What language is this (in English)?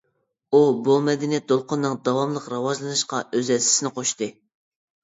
Uyghur